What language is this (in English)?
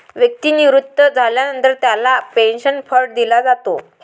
Marathi